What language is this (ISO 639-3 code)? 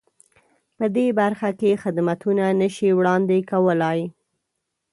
pus